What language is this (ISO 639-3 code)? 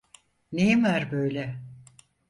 tur